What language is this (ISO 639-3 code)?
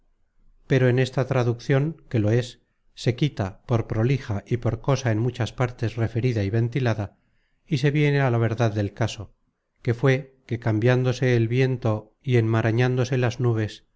spa